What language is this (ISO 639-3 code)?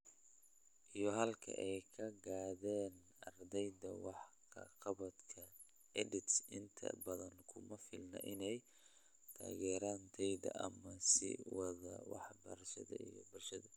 som